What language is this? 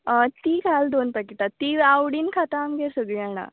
Konkani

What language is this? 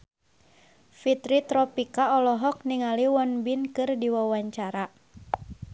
Sundanese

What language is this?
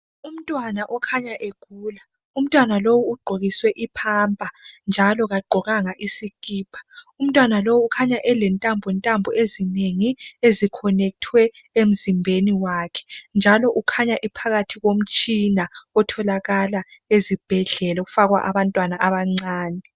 North Ndebele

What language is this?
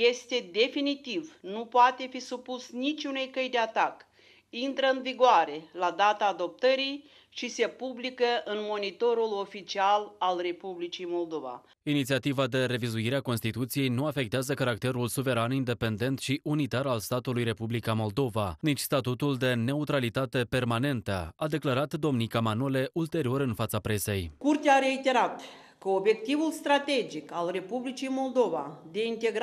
Romanian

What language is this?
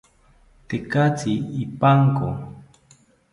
South Ucayali Ashéninka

